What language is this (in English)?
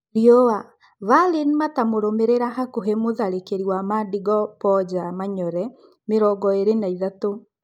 Kikuyu